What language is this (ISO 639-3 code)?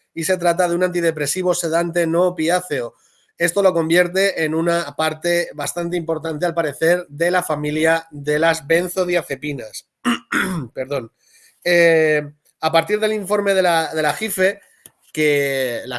spa